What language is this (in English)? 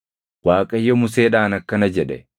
Oromo